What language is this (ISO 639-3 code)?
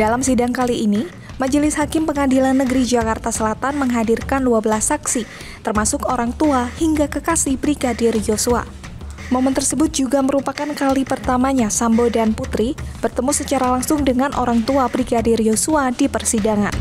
ind